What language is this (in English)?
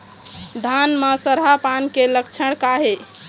Chhattisgarhi